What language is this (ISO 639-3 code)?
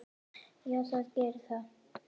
isl